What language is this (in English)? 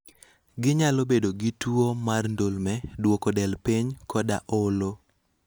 Luo (Kenya and Tanzania)